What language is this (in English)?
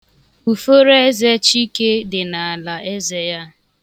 Igbo